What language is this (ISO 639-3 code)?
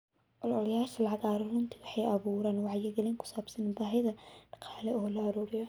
som